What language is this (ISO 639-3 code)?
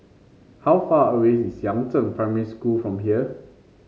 eng